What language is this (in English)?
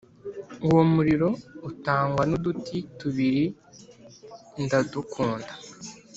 Kinyarwanda